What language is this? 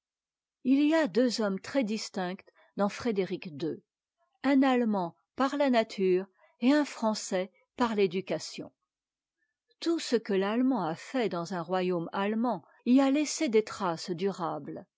French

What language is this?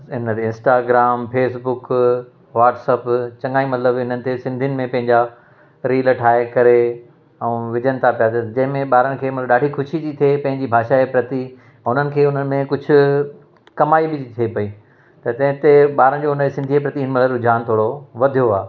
Sindhi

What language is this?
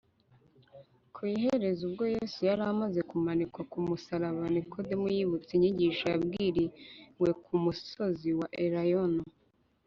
Kinyarwanda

